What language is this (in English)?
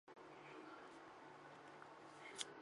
Chinese